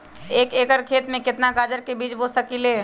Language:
Magahi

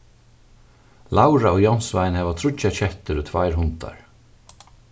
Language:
Faroese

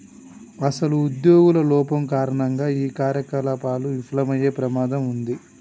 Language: Telugu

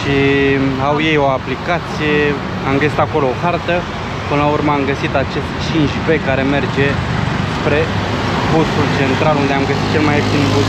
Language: Romanian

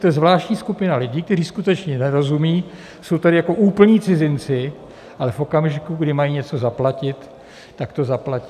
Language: Czech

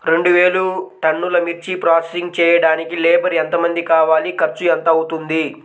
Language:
Telugu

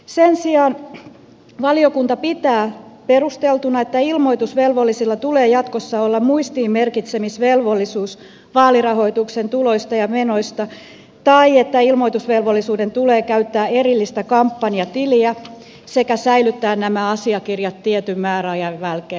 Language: Finnish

